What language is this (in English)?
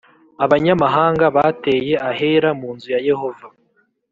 Kinyarwanda